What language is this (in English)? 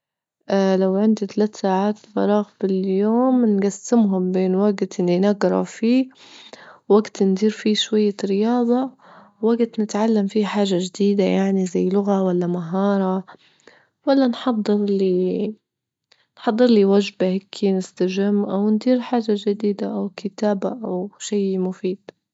Libyan Arabic